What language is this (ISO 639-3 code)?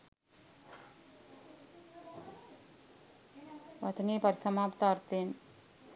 sin